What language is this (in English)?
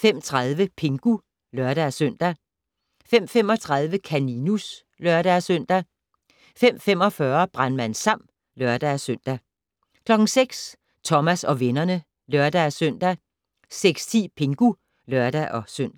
Danish